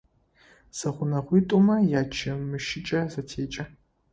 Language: Adyghe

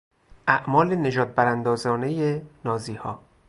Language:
Persian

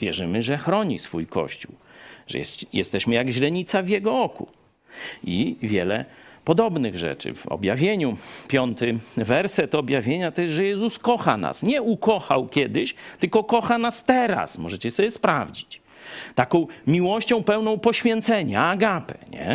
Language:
Polish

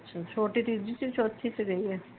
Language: Punjabi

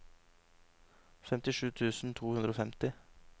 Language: Norwegian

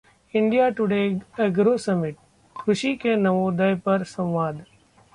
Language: Hindi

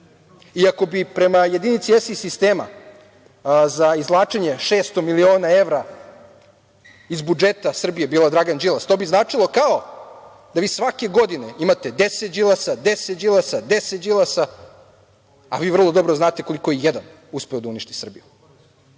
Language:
Serbian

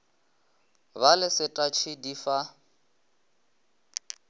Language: Northern Sotho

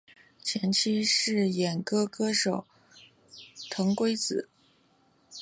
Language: Chinese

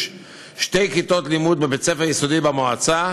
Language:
Hebrew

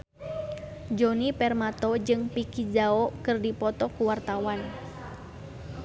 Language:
Sundanese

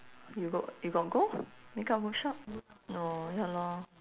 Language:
English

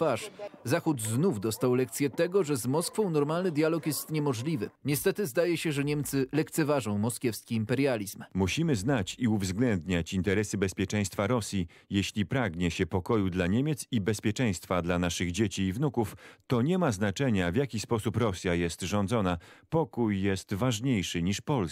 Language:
Polish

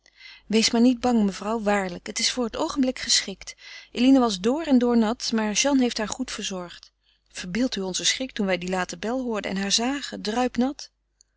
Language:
Dutch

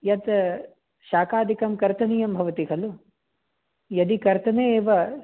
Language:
Sanskrit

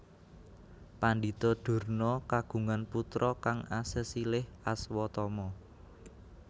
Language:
Javanese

